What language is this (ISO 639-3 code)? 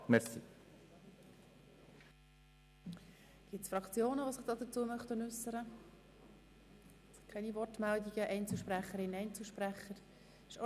gsw